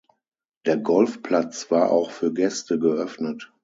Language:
German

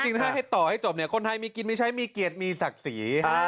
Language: Thai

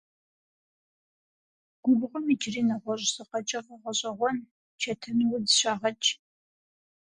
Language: Kabardian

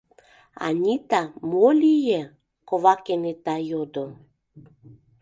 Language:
Mari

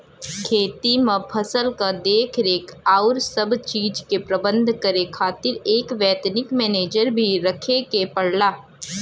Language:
Bhojpuri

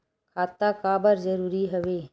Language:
Chhattisgarhi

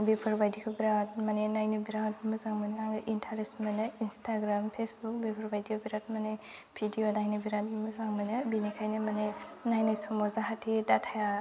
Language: Bodo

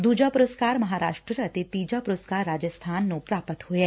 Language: Punjabi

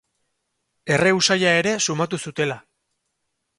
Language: Basque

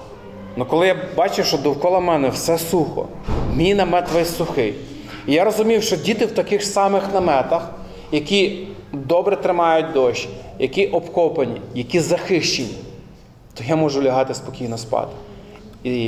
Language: Ukrainian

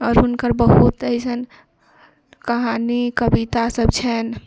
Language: Maithili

